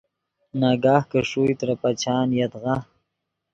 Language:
Yidgha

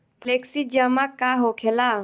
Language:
Bhojpuri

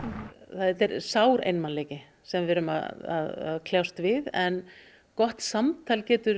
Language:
Icelandic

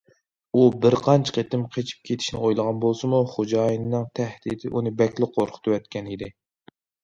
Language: Uyghur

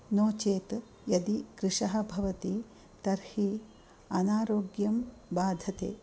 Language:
Sanskrit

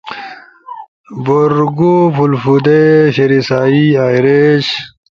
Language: Ushojo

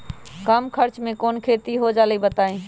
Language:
Magahi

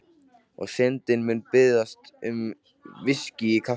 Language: Icelandic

